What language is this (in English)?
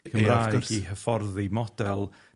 Welsh